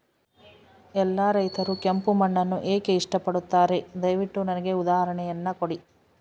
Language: Kannada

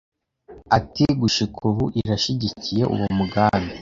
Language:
Kinyarwanda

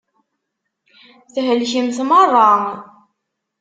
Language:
Kabyle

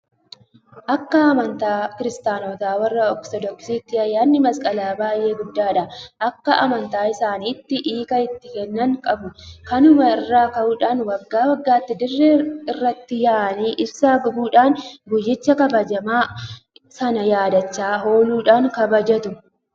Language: Oromo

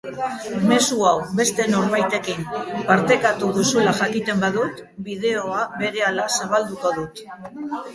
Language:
Basque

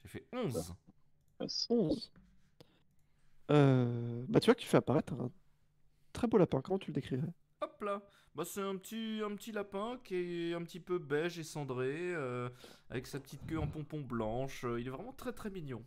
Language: French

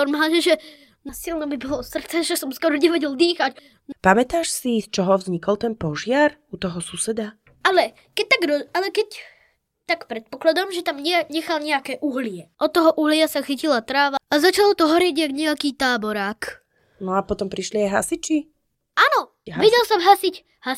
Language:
Slovak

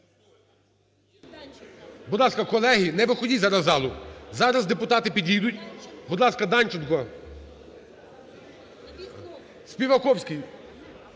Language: Ukrainian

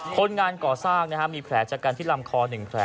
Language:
Thai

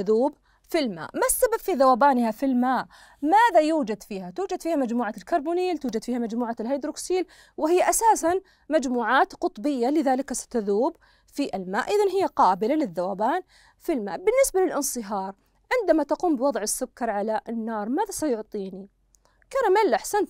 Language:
Arabic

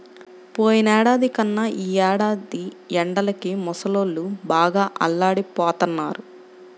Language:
Telugu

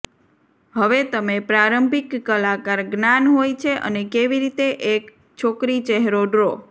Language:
Gujarati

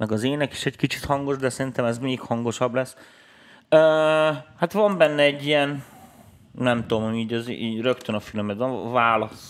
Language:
Hungarian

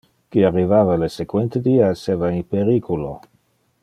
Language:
Interlingua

